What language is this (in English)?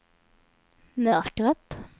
Swedish